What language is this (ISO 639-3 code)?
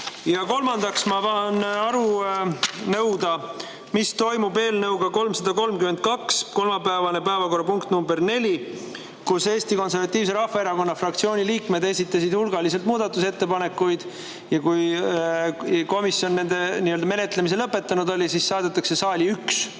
est